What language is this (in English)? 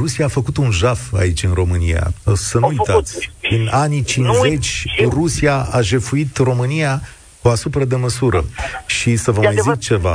Romanian